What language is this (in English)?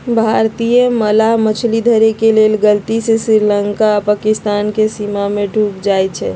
Magahi